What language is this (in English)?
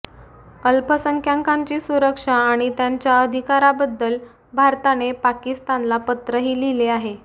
Marathi